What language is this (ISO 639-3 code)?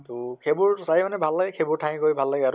asm